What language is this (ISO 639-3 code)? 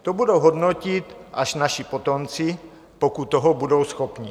ces